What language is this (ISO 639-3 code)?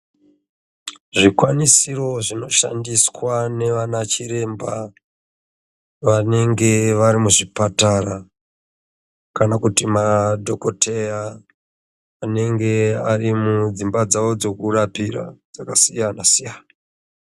ndc